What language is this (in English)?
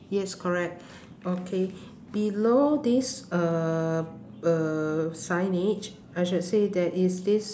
English